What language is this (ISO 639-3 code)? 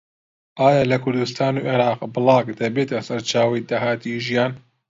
ckb